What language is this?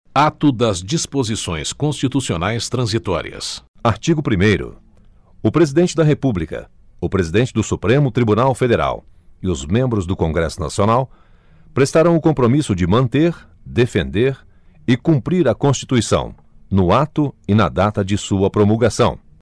Portuguese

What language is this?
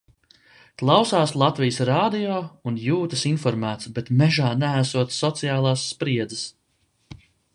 Latvian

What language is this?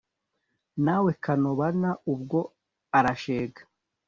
Kinyarwanda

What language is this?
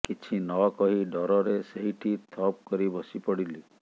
Odia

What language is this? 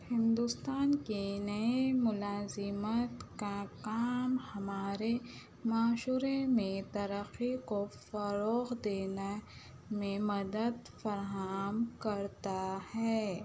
Urdu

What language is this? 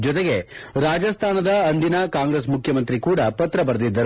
Kannada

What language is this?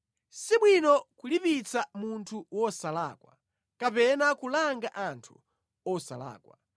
Nyanja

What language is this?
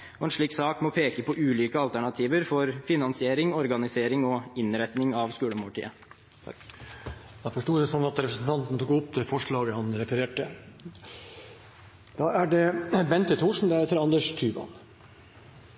Norwegian Bokmål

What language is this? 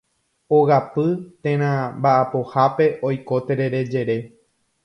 Guarani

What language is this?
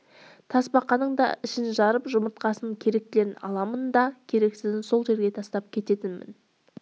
Kazakh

